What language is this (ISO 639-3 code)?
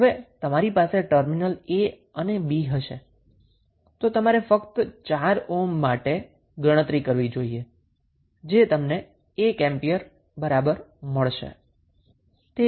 guj